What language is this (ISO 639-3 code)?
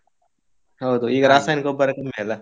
kan